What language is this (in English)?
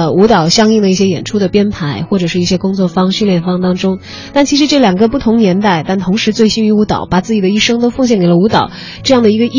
Chinese